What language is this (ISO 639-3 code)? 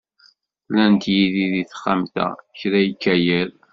kab